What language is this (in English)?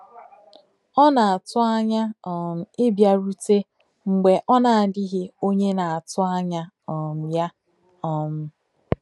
Igbo